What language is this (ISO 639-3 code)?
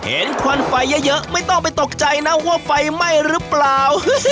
tha